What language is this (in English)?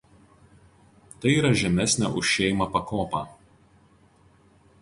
Lithuanian